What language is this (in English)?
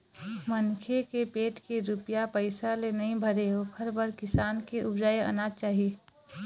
Chhattisgarhi